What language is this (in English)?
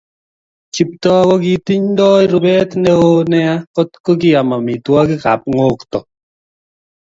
Kalenjin